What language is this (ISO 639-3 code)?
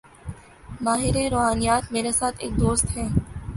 urd